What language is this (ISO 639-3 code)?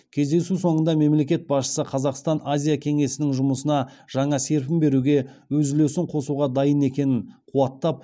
kaz